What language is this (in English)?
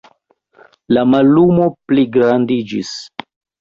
Esperanto